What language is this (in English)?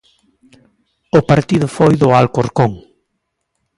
Galician